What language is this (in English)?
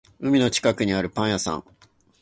Japanese